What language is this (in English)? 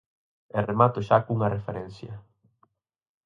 Galician